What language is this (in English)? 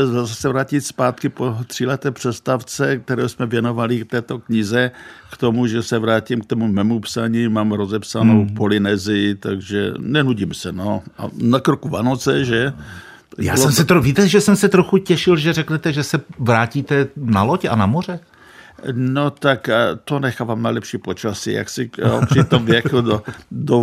Czech